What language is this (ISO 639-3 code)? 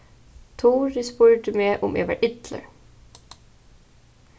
fao